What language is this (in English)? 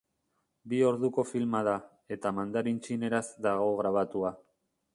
Basque